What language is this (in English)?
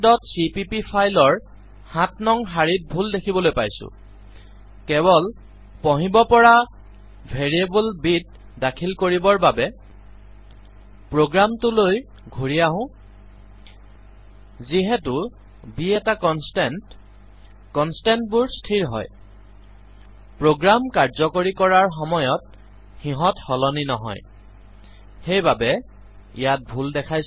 Assamese